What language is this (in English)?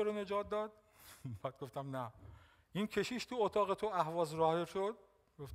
Persian